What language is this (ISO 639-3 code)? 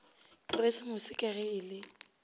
nso